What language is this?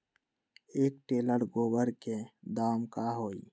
Magahi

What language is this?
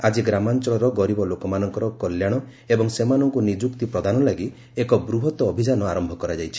Odia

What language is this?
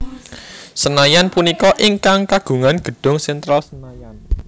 Javanese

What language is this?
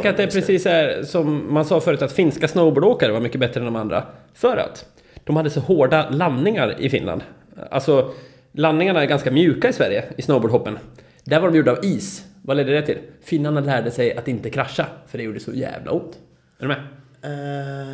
Swedish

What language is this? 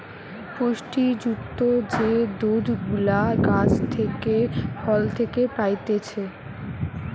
Bangla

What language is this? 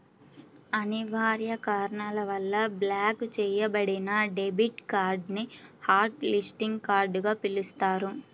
Telugu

